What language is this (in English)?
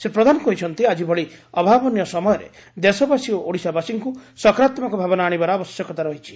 Odia